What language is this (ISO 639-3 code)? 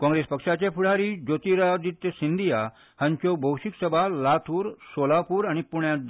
kok